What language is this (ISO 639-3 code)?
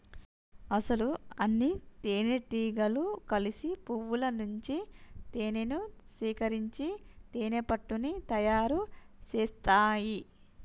tel